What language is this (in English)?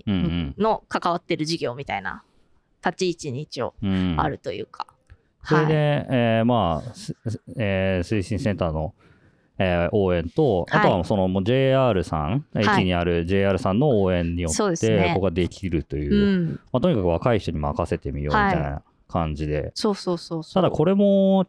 Japanese